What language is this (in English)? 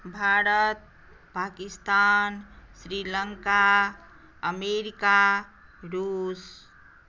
Maithili